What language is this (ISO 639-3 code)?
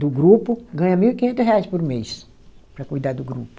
por